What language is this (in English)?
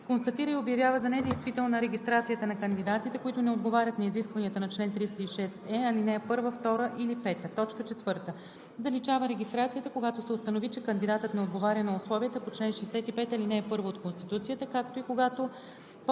Bulgarian